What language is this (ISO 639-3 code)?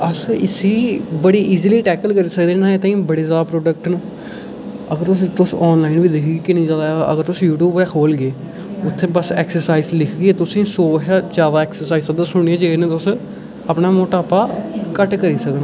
doi